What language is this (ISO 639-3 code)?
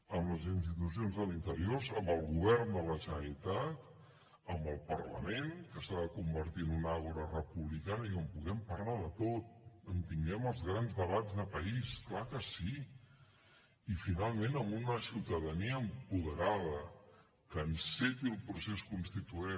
cat